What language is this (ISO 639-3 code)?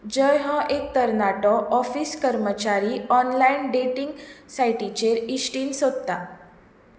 kok